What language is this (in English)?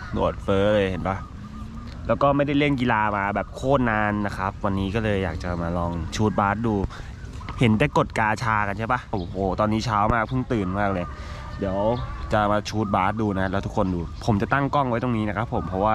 Thai